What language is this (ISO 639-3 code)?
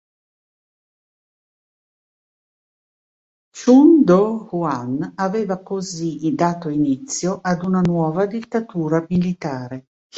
ita